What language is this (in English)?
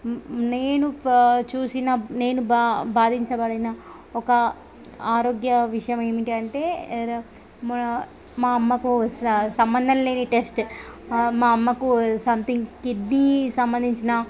Telugu